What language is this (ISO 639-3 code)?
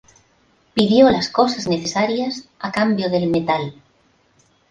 spa